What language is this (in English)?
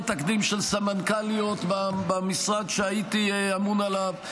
Hebrew